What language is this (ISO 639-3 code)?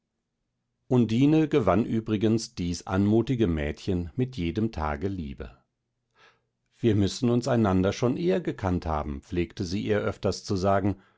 deu